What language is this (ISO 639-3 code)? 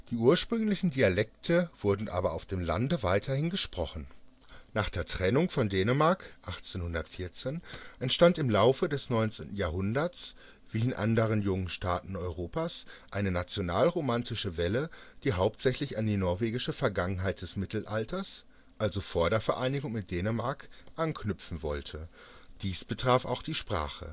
deu